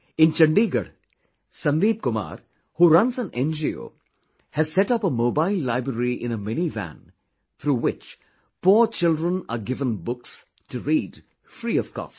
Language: English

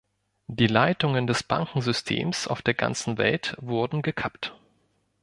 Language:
German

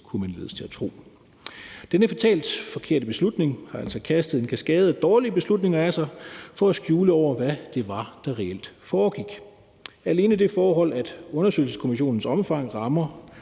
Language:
Danish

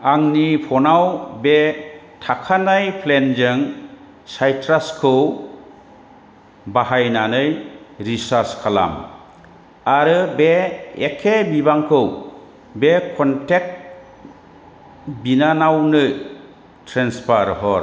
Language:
Bodo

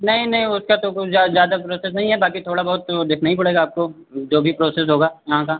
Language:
Hindi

